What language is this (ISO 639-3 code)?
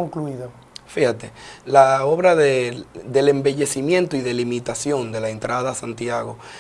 spa